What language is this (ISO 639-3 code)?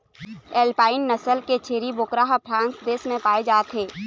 hne